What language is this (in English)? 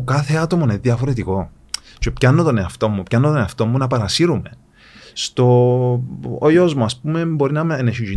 Greek